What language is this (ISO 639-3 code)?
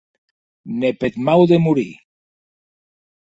oci